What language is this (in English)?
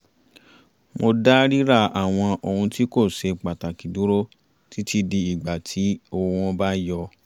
Yoruba